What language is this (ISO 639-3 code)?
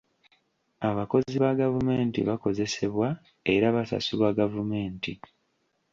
lug